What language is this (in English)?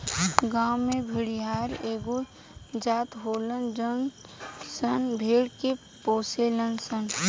Bhojpuri